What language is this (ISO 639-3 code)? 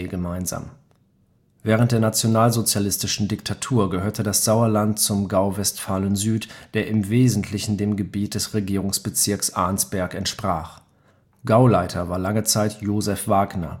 deu